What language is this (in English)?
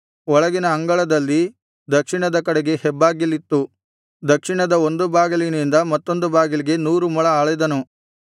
Kannada